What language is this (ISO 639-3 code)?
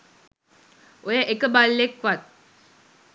sin